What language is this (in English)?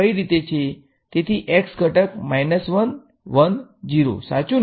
Gujarati